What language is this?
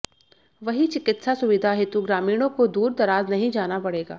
Hindi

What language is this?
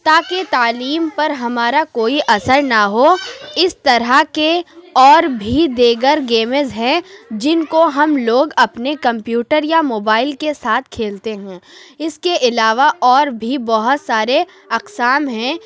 Urdu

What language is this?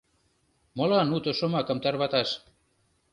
Mari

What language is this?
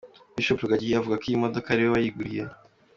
Kinyarwanda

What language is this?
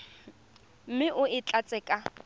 Tswana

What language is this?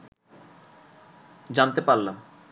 Bangla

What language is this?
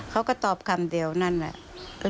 Thai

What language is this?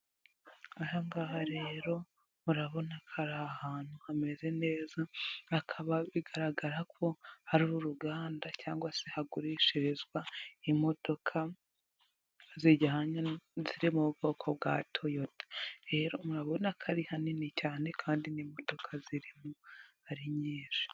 Kinyarwanda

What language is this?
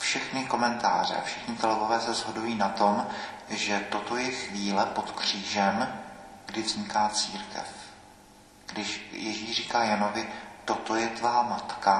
Czech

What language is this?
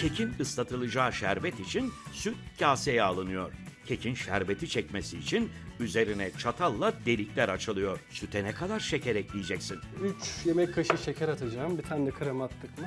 Turkish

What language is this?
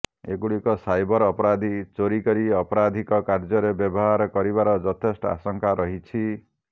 Odia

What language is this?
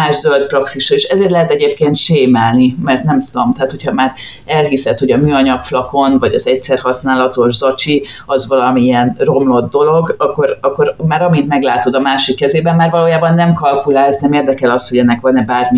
Hungarian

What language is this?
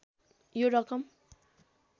Nepali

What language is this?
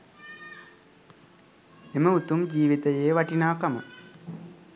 Sinhala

